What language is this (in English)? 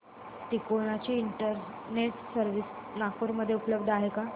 Marathi